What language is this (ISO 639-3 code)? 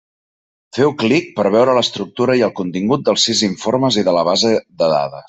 cat